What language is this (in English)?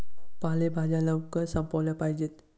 Marathi